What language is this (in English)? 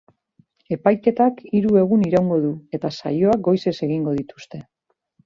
Basque